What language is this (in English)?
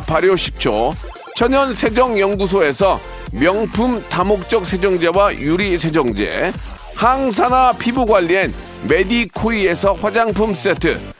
Korean